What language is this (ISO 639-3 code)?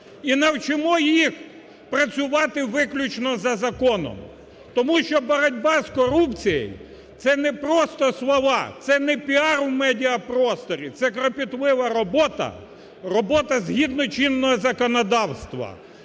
ukr